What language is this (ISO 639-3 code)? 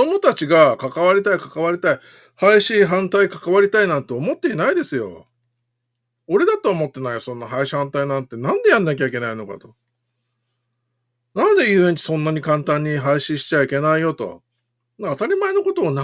jpn